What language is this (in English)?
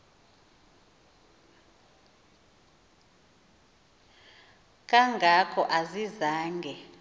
Xhosa